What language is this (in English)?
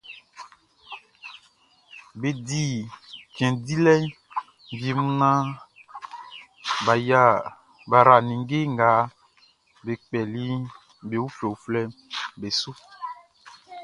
Baoulé